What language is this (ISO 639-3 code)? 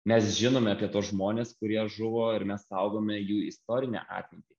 lit